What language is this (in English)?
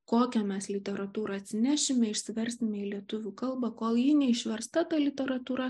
Lithuanian